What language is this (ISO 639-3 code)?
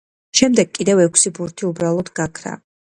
kat